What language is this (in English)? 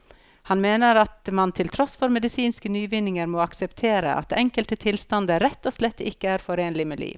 Norwegian